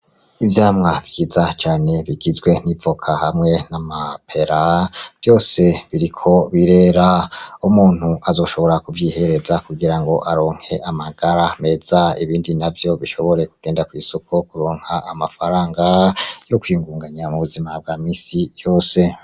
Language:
Rundi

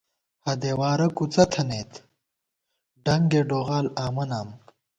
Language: Gawar-Bati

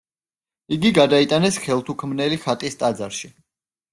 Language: Georgian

